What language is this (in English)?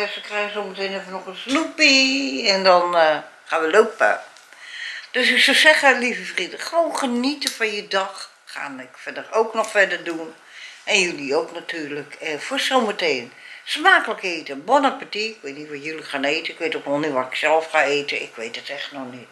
Dutch